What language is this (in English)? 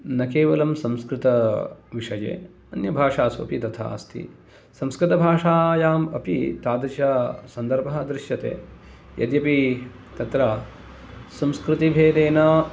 Sanskrit